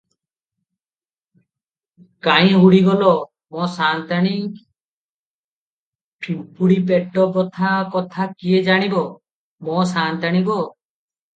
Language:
Odia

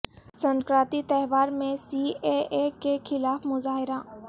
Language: Urdu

